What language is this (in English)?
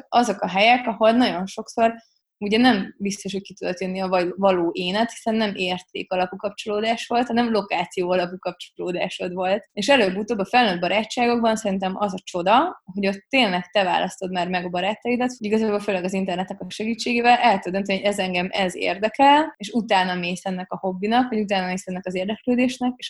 Hungarian